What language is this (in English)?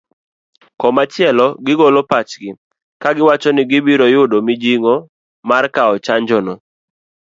Luo (Kenya and Tanzania)